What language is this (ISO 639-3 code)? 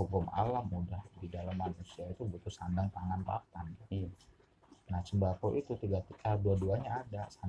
ind